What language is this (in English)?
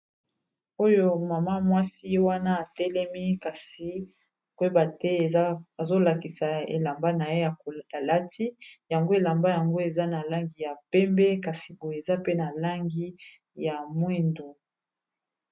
Lingala